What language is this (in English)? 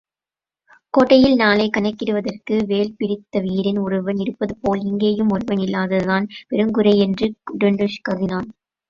Tamil